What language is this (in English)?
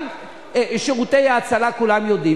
Hebrew